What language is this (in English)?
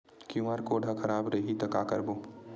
Chhattisgarhi